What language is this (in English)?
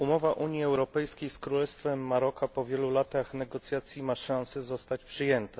Polish